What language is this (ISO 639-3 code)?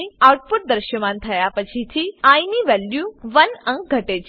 guj